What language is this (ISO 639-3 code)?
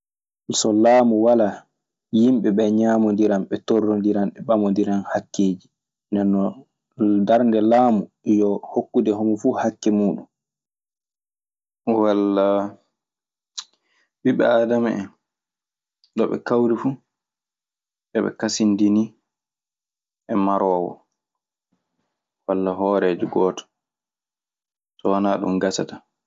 ffm